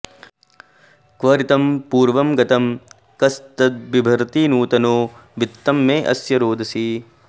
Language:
Sanskrit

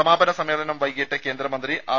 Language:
Malayalam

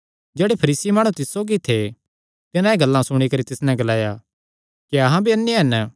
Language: Kangri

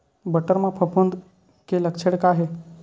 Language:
Chhattisgarhi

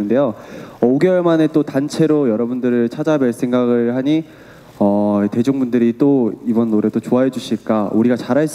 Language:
Korean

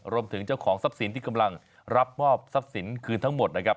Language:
Thai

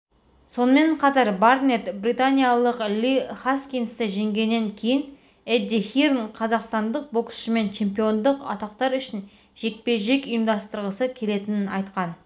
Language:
Kazakh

